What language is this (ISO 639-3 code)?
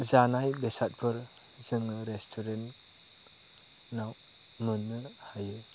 brx